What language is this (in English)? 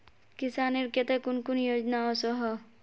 Magahi